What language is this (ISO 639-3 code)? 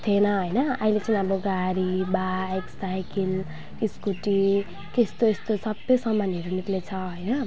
nep